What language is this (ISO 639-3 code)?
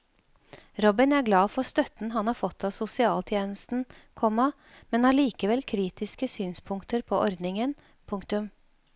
nor